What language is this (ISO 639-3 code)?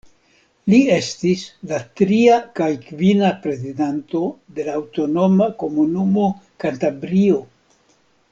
epo